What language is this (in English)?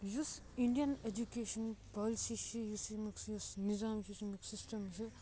Kashmiri